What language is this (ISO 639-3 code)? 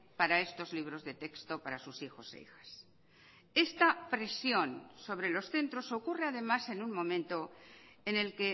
spa